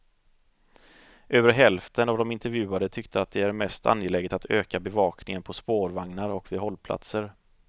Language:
Swedish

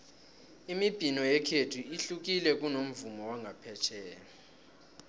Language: South Ndebele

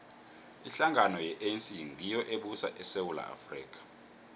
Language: South Ndebele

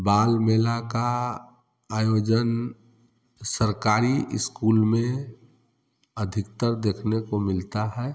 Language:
Hindi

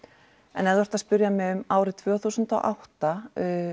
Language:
Icelandic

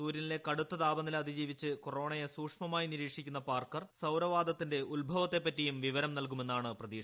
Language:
Malayalam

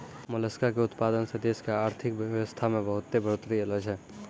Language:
Maithili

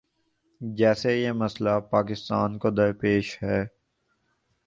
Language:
Urdu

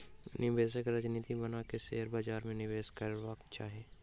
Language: Maithili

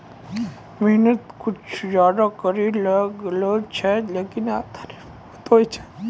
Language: Maithili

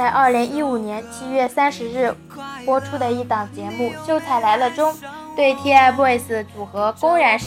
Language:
Chinese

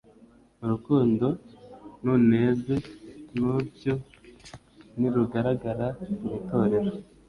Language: Kinyarwanda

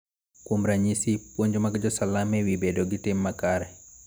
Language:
Luo (Kenya and Tanzania)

